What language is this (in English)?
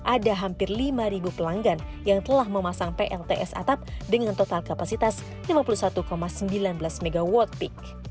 Indonesian